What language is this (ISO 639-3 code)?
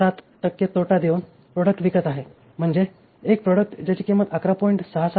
mar